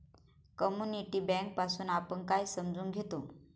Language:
Marathi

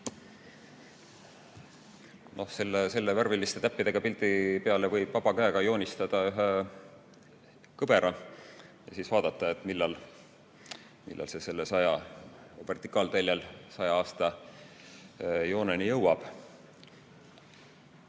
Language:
Estonian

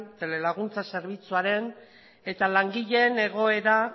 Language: Basque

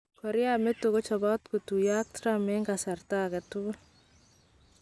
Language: Kalenjin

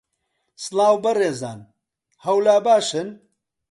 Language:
Central Kurdish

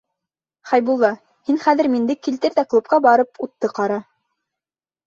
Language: Bashkir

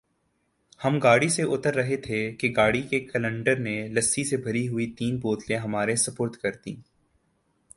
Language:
Urdu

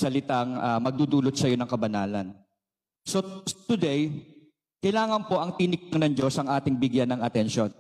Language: Filipino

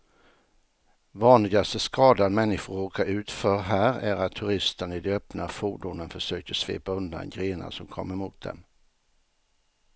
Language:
Swedish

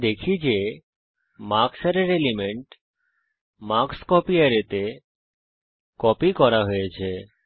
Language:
Bangla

